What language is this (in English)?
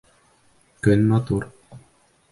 Bashkir